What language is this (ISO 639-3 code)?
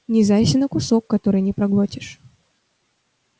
rus